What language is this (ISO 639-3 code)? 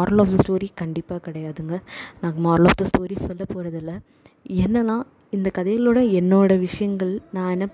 tam